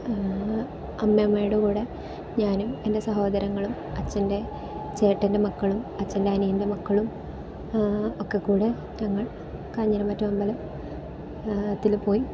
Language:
Malayalam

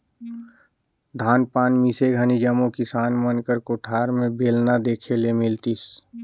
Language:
Chhattisgarhi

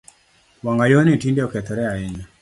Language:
Luo (Kenya and Tanzania)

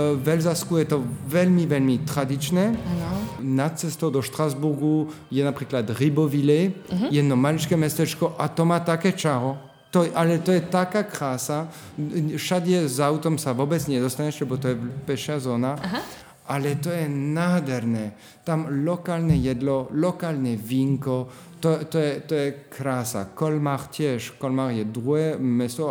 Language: Slovak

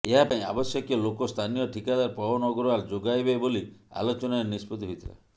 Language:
Odia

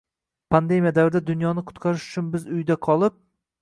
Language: Uzbek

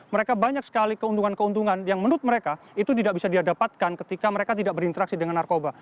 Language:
Indonesian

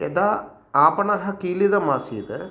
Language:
Sanskrit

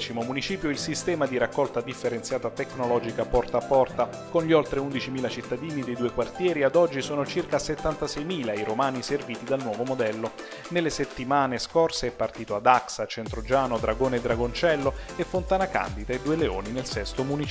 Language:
Italian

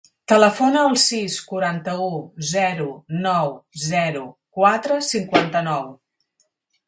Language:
Catalan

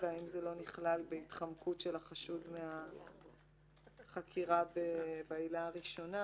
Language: Hebrew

